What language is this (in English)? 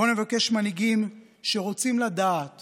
Hebrew